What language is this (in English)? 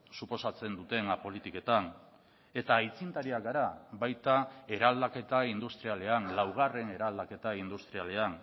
Basque